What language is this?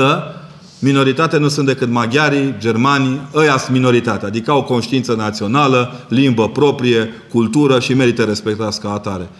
Romanian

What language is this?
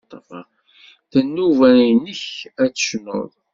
Kabyle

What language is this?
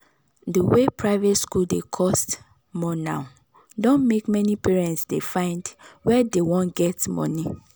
Nigerian Pidgin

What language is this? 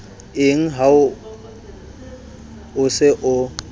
Southern Sotho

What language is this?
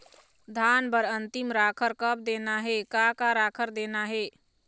Chhattisgarhi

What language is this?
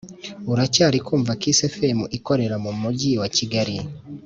Kinyarwanda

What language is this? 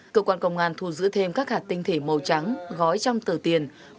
Vietnamese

